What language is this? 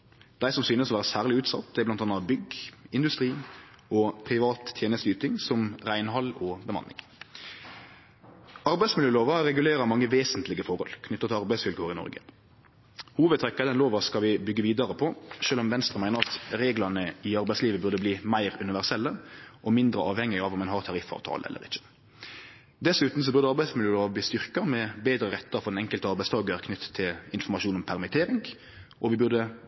Norwegian Nynorsk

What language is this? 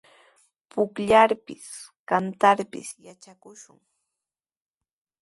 Sihuas Ancash Quechua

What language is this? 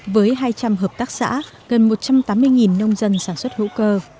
Vietnamese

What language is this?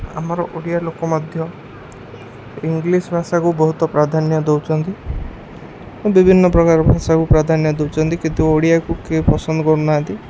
Odia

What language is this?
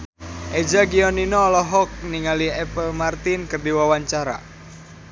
Sundanese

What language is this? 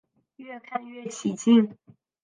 Chinese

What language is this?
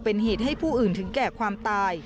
Thai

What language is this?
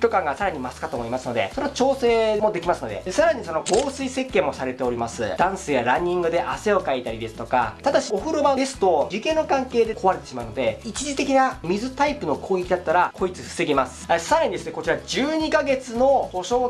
Japanese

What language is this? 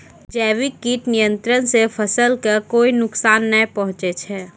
Maithili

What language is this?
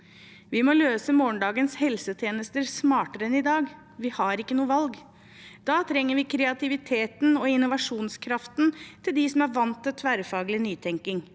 Norwegian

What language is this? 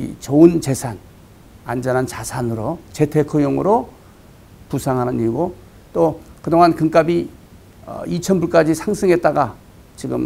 Korean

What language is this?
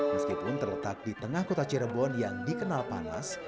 Indonesian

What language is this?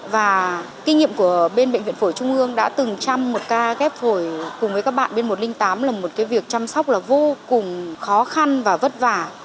Vietnamese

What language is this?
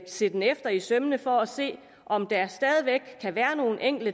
Danish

